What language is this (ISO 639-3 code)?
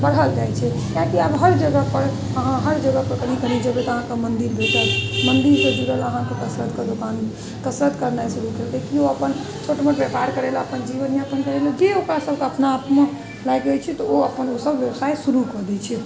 mai